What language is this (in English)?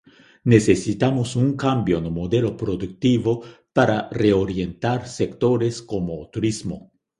Galician